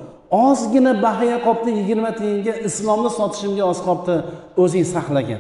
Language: Turkish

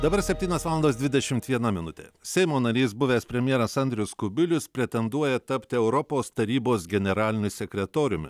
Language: Lithuanian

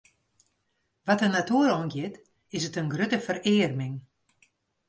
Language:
Western Frisian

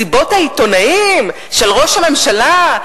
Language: Hebrew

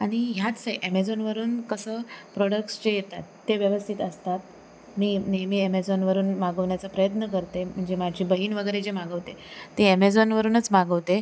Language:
Marathi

